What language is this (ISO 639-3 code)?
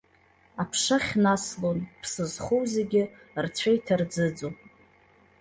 abk